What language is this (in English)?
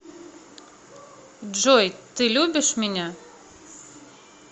Russian